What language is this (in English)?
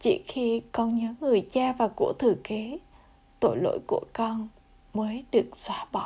Vietnamese